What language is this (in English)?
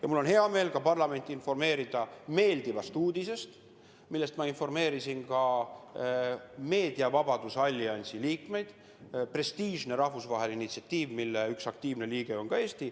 Estonian